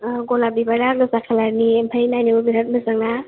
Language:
Bodo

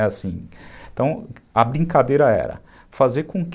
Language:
Portuguese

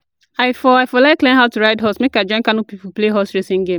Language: Nigerian Pidgin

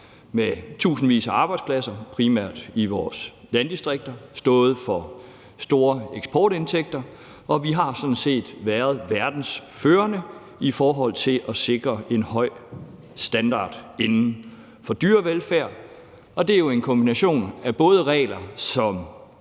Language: Danish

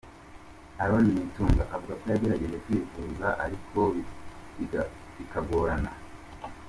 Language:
Kinyarwanda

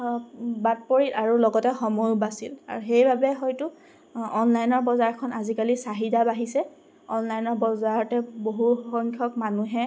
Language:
Assamese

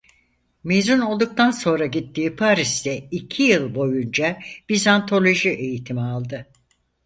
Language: Turkish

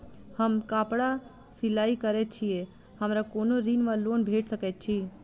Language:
Maithili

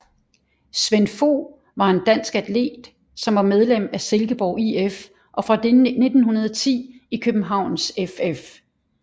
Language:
Danish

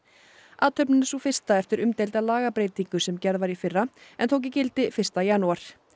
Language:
Icelandic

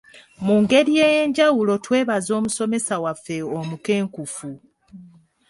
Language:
Ganda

